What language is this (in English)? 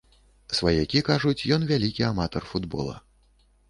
Belarusian